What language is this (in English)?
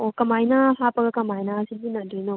Manipuri